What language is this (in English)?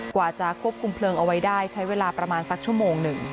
Thai